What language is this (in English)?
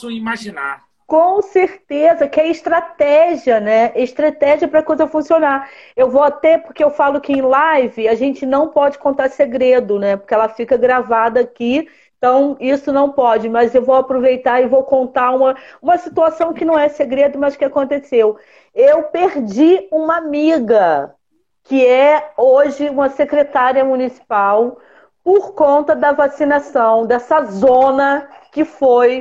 Portuguese